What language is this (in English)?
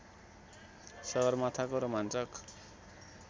Nepali